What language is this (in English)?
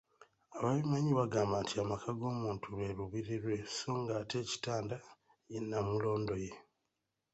Ganda